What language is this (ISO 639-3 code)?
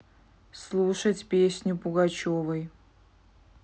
rus